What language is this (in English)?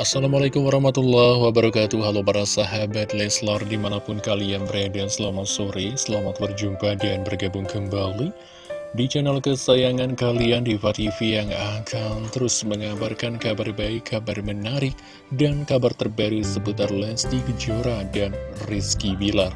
Indonesian